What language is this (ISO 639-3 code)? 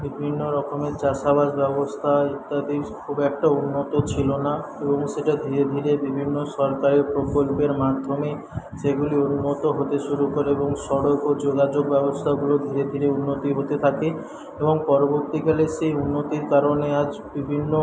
ben